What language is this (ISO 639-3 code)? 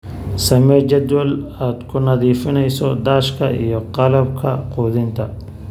som